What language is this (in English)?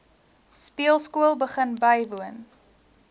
Afrikaans